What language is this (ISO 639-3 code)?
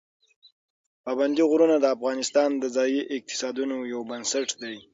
pus